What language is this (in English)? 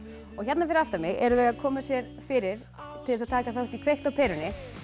Icelandic